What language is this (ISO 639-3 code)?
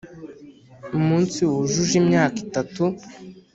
kin